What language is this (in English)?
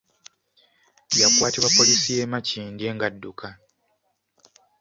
Ganda